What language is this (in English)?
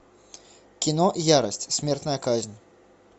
Russian